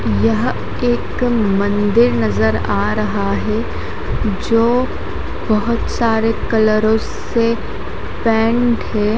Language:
Hindi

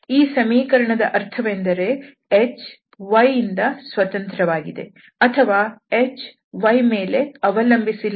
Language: Kannada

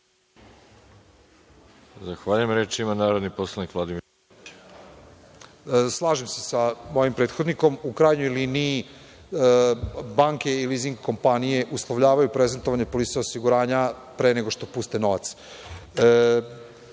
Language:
Serbian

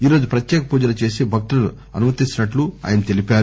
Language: Telugu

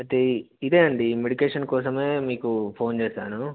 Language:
Telugu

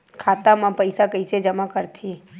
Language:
Chhattisgarhi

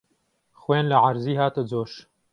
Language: Central Kurdish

